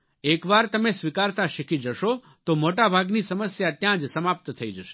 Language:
Gujarati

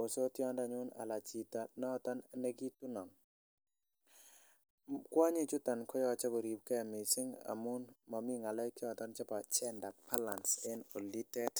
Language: Kalenjin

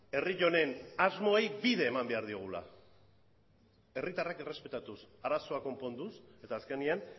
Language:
Basque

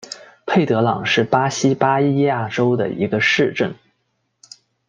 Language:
Chinese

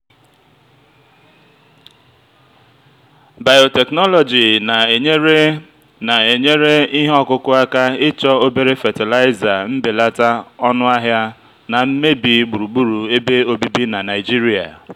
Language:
Igbo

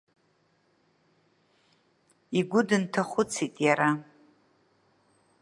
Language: Abkhazian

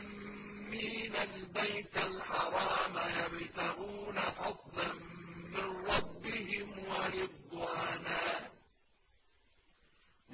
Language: Arabic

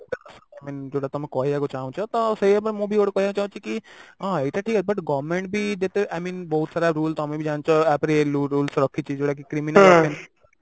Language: Odia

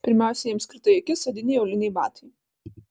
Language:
Lithuanian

